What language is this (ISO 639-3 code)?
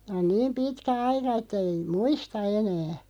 fin